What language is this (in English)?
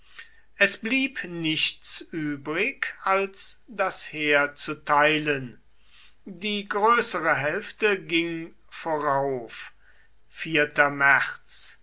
German